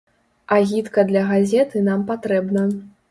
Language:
Belarusian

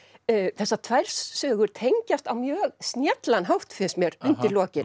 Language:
Icelandic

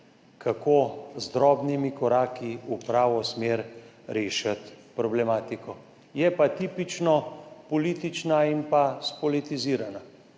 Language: Slovenian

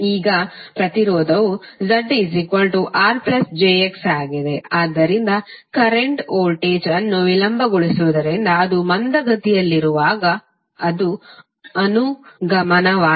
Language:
Kannada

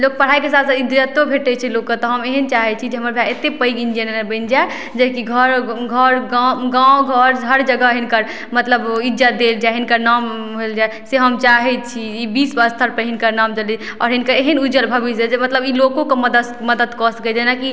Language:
Maithili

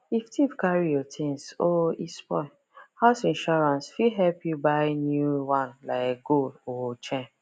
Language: Nigerian Pidgin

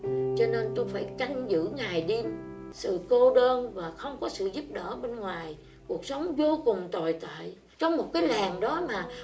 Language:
Vietnamese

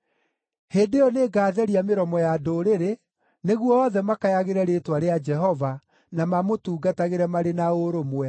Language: Kikuyu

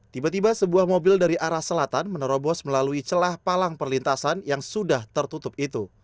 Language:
Indonesian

